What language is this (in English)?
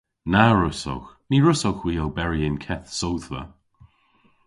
Cornish